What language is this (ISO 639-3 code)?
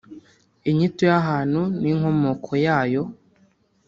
kin